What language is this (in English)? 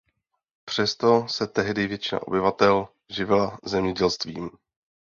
Czech